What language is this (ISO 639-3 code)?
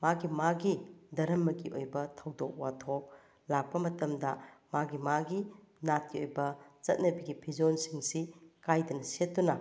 mni